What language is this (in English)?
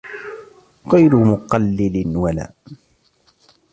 Arabic